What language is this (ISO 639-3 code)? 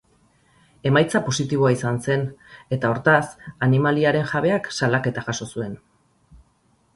eus